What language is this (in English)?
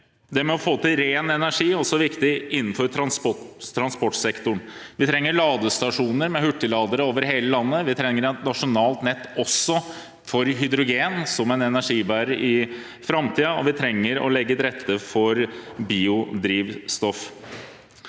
Norwegian